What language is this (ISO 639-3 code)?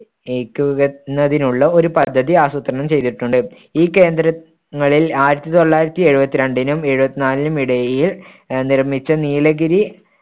mal